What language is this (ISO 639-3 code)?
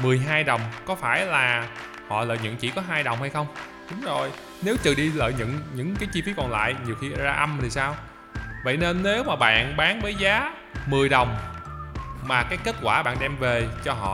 vie